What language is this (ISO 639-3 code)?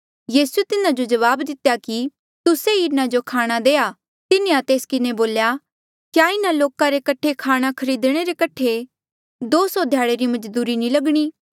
mjl